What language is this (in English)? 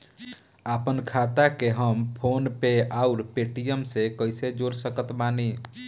Bhojpuri